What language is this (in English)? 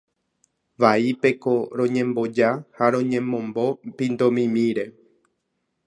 Guarani